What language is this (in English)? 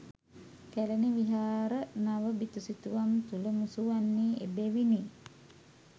Sinhala